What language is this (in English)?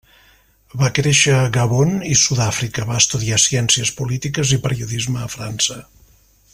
Catalan